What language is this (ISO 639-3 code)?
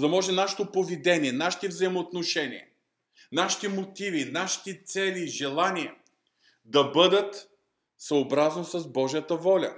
bul